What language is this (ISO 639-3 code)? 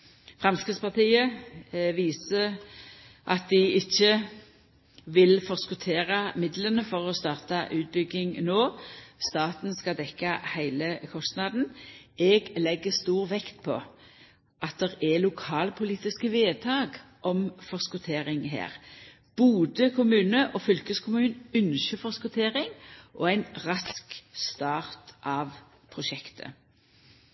nno